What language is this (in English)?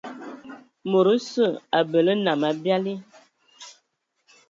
Ewondo